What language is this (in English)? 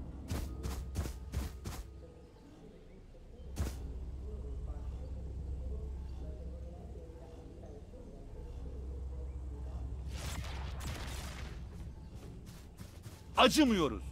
Turkish